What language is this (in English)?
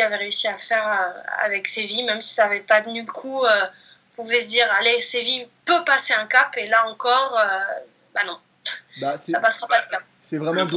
French